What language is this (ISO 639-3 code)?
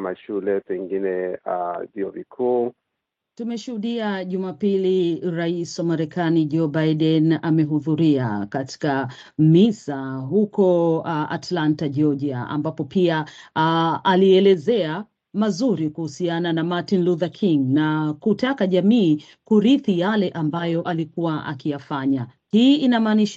swa